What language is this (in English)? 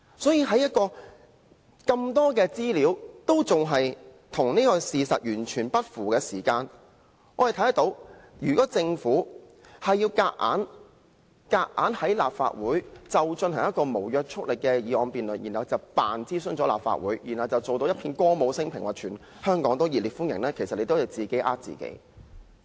Cantonese